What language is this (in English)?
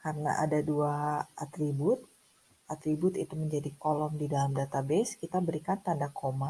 Indonesian